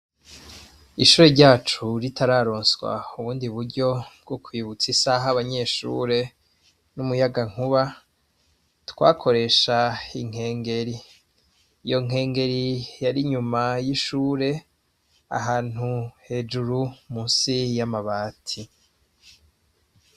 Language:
Rundi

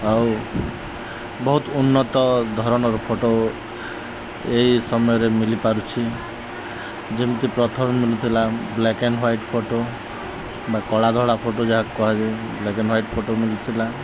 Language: Odia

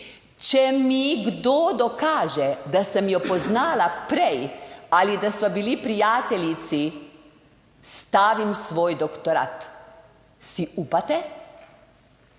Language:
Slovenian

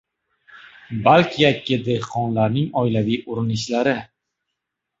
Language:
Uzbek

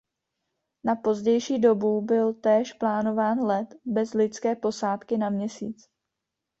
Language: Czech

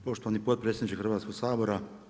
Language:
Croatian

